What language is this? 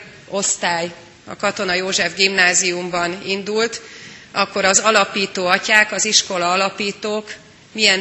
Hungarian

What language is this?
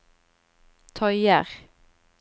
Norwegian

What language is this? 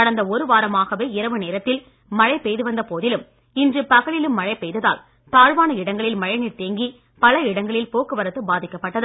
Tamil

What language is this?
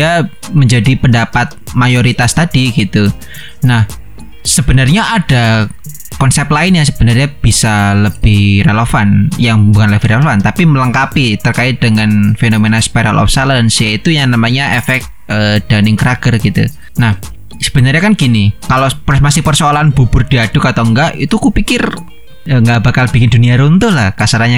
Indonesian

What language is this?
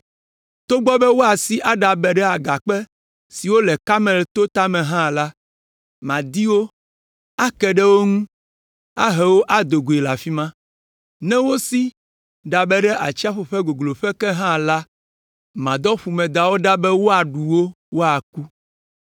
Ewe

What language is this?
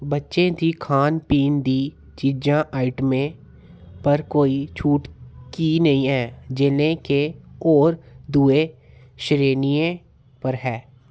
Dogri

